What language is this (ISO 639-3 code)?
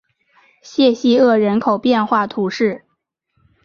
zho